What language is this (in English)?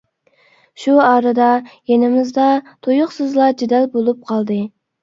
Uyghur